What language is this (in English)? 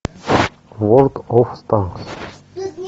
Russian